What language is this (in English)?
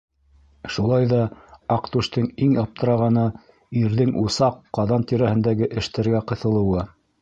Bashkir